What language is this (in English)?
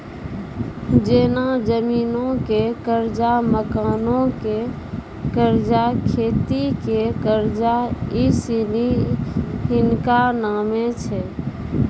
Maithili